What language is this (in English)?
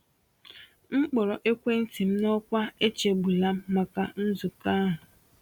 Igbo